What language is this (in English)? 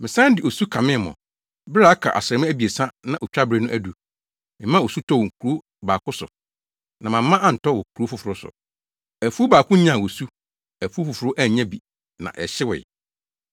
Akan